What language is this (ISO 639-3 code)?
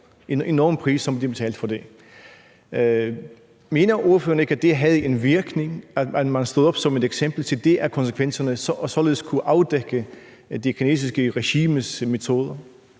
dan